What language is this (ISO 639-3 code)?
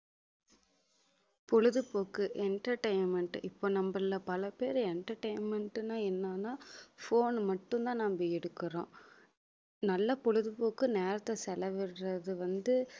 tam